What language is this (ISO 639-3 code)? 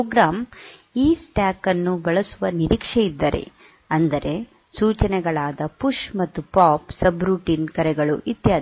kan